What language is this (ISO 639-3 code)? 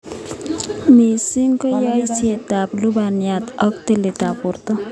kln